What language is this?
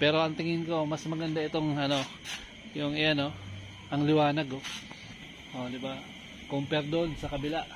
Filipino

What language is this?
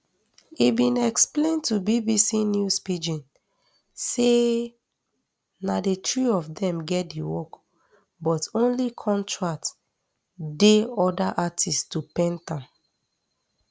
Nigerian Pidgin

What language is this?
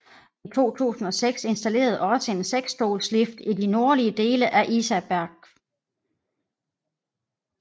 Danish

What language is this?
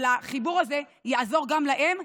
Hebrew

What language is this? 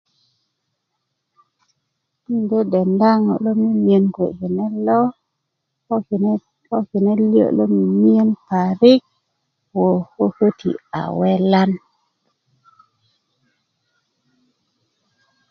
Kuku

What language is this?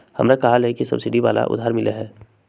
Magahi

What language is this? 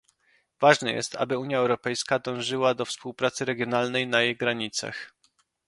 Polish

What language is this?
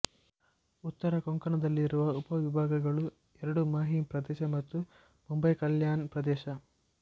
Kannada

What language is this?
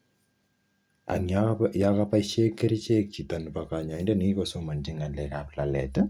Kalenjin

